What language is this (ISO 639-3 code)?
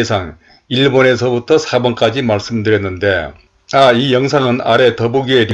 kor